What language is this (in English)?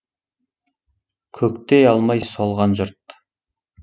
Kazakh